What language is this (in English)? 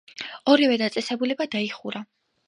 Georgian